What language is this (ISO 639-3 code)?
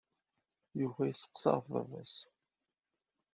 kab